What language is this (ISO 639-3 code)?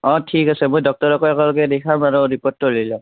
asm